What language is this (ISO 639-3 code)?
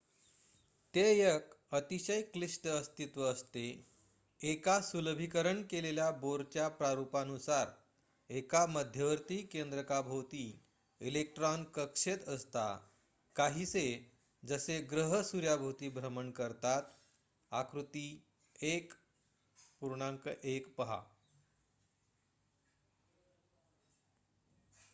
mar